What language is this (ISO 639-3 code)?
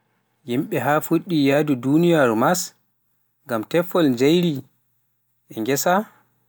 fuf